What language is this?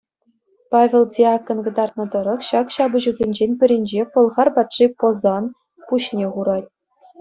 Chuvash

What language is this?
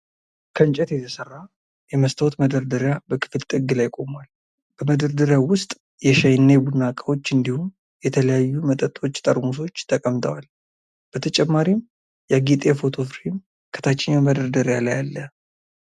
Amharic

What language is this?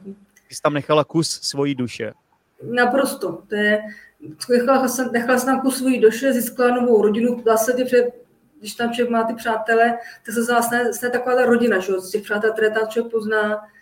Czech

